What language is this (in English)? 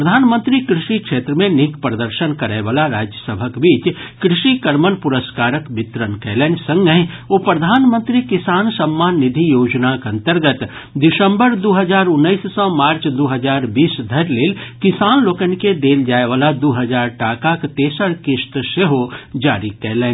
Maithili